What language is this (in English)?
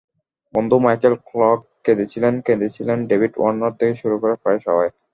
Bangla